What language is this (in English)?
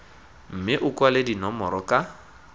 Tswana